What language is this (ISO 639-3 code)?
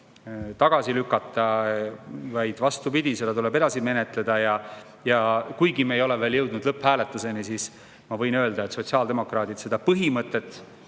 est